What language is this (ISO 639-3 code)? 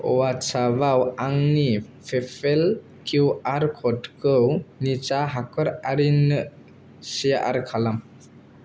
brx